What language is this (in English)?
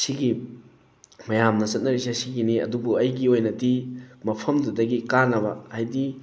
Manipuri